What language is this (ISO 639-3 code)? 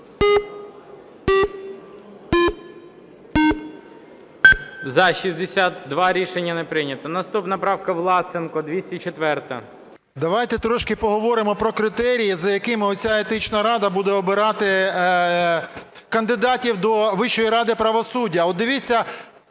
ukr